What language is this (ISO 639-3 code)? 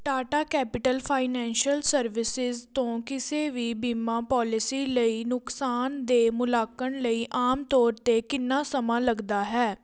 pan